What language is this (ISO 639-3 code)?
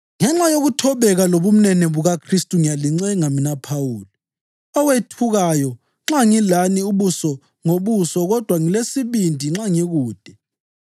nde